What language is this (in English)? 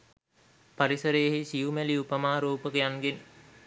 Sinhala